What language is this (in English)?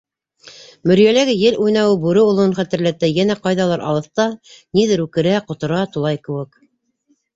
Bashkir